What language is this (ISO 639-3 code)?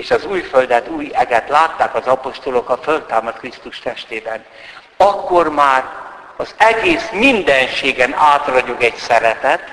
hun